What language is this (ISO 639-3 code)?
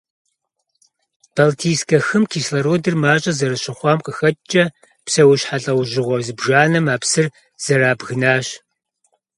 kbd